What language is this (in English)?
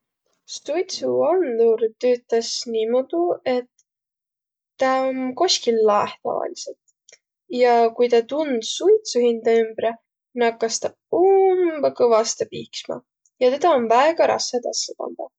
Võro